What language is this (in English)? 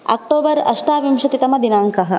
Sanskrit